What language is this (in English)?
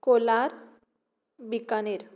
Konkani